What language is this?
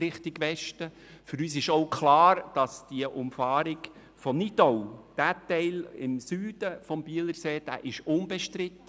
Swiss German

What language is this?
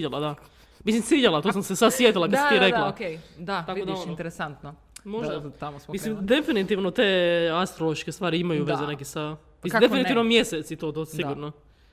Croatian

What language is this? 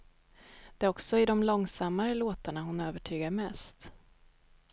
Swedish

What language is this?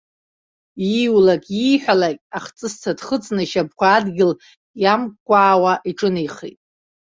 Abkhazian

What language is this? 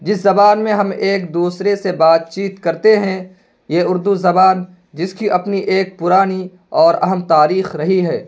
Urdu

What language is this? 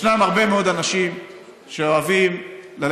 Hebrew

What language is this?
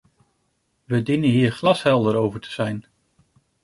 Dutch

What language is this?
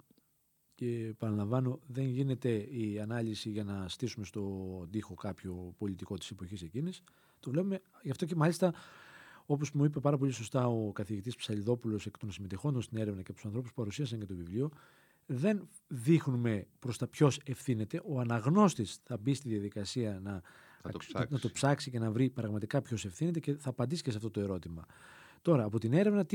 Greek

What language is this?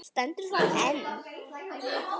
Icelandic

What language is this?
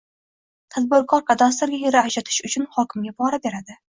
Uzbek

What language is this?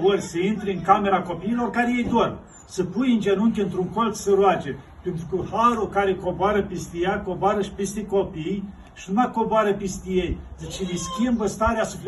Romanian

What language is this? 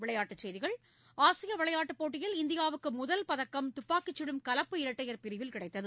Tamil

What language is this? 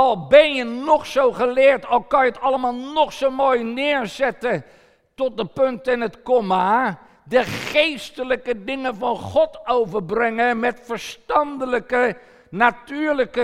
Dutch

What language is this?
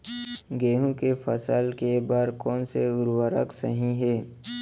Chhattisgarhi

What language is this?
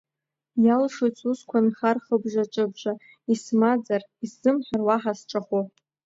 Abkhazian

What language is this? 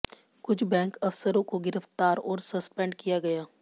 Hindi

